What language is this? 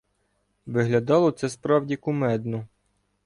Ukrainian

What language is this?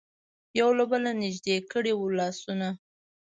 Pashto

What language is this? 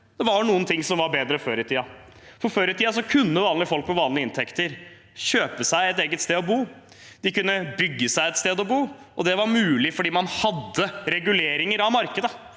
Norwegian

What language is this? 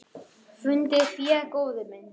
Icelandic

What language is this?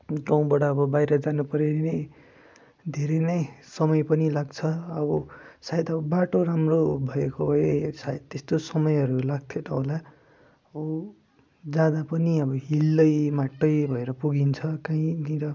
Nepali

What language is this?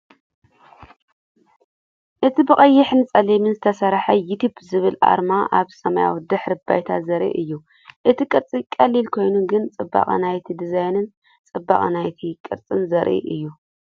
Tigrinya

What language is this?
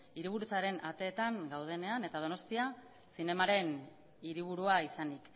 Basque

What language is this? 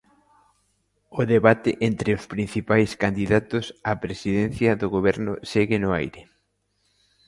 Galician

